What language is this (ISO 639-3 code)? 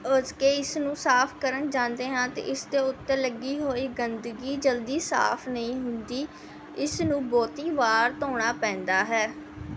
pan